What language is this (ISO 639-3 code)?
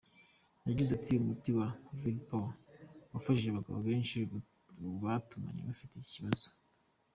kin